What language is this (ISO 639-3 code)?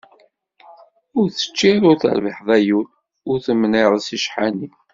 kab